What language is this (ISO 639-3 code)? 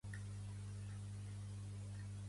cat